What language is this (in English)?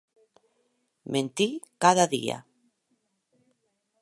Occitan